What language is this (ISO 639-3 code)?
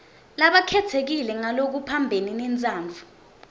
ssw